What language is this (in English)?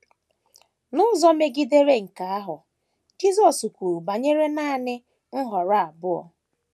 Igbo